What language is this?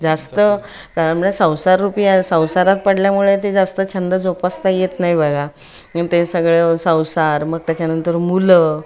Marathi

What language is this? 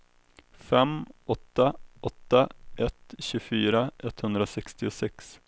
Swedish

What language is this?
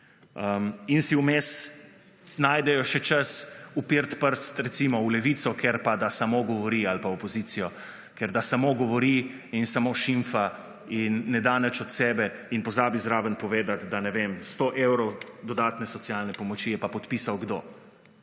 Slovenian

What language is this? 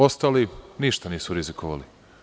Serbian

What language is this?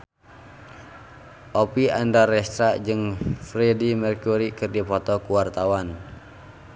Sundanese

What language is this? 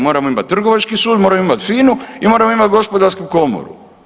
Croatian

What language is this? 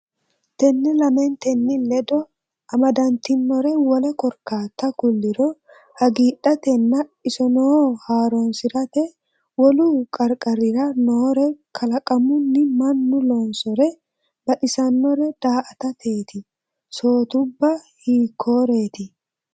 Sidamo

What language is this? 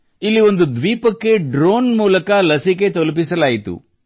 Kannada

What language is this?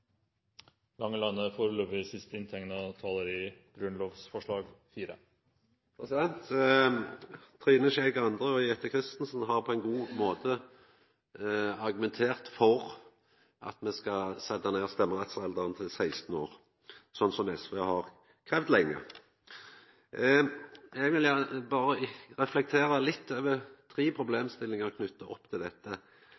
Norwegian Nynorsk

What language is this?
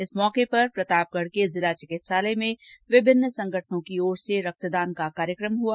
Hindi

